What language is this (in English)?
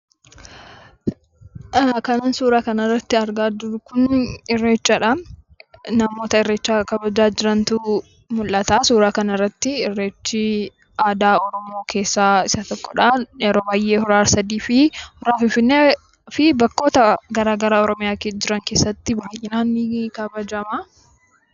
Oromo